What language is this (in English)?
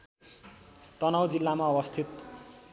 Nepali